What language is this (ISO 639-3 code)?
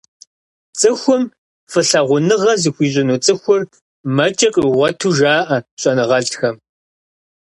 kbd